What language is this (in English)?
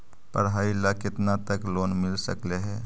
Magahi